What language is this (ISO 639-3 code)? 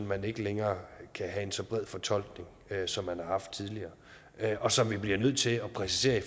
dan